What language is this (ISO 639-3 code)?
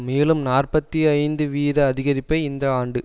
tam